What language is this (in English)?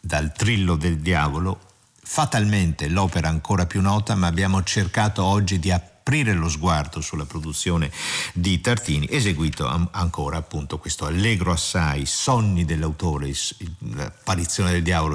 Italian